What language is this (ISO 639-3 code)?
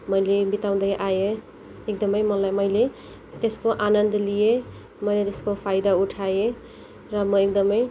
nep